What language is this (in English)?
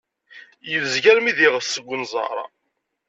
Kabyle